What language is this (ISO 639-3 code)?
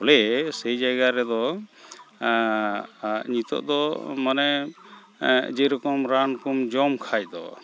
sat